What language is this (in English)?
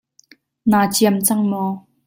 Hakha Chin